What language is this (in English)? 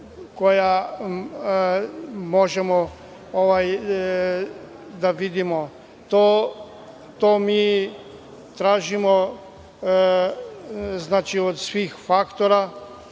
Serbian